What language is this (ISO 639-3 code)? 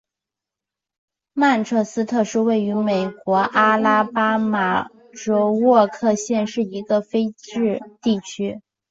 zho